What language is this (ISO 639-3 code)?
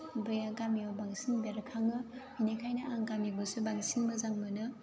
brx